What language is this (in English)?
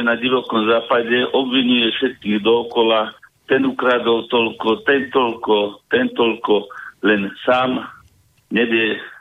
Slovak